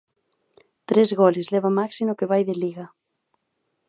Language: Galician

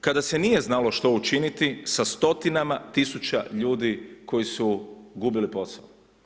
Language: Croatian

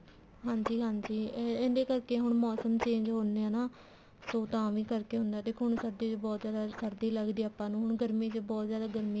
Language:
Punjabi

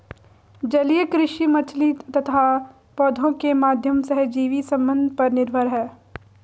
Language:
Hindi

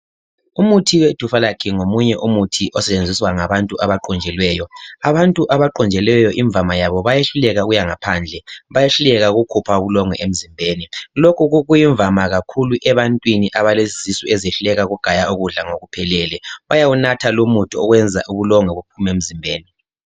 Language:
North Ndebele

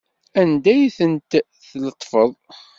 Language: Kabyle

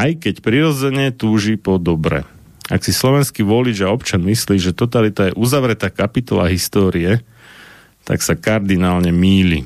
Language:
Slovak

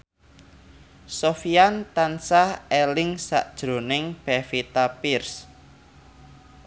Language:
Javanese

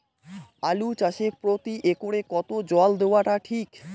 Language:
Bangla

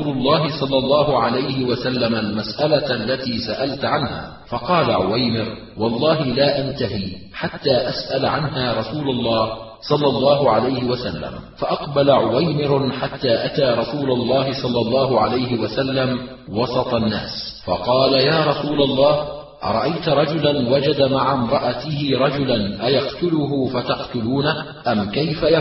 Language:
Arabic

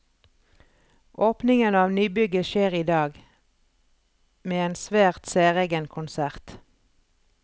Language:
Norwegian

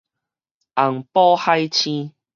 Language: Min Nan Chinese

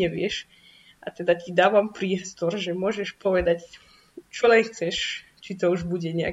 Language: Slovak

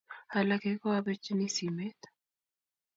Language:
Kalenjin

